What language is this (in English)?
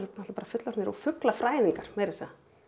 Icelandic